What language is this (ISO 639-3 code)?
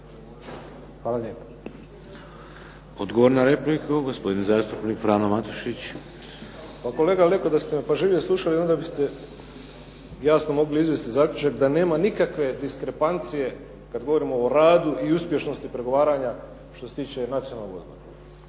hrv